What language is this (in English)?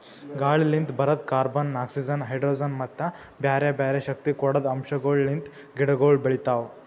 Kannada